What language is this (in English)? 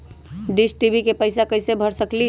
Magahi